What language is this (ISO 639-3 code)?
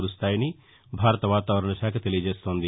tel